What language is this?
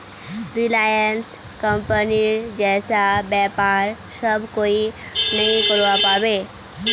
Magahi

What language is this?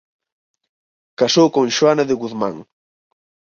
Galician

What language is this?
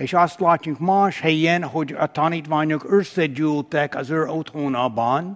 Hungarian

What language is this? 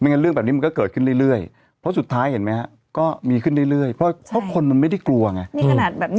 Thai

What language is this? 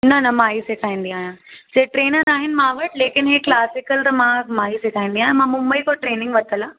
Sindhi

